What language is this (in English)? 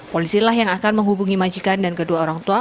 Indonesian